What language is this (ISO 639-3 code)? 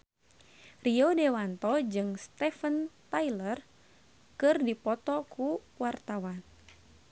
sun